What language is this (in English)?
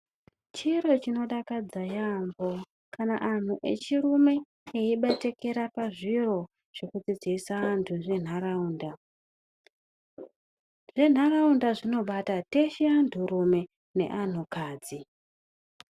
Ndau